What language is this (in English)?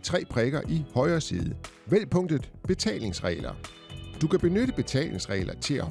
Danish